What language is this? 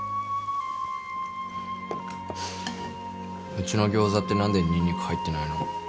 Japanese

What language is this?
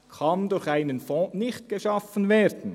Swiss German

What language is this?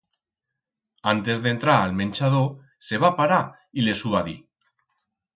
Aragonese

